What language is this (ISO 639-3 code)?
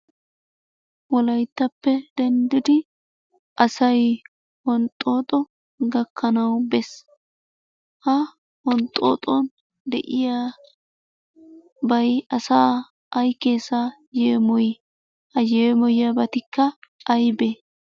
wal